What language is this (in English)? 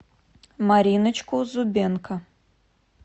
Russian